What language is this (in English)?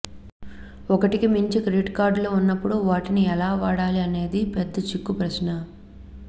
Telugu